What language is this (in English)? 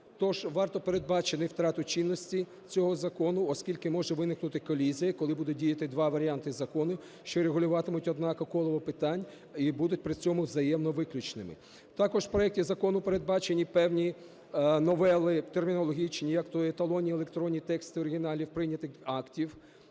Ukrainian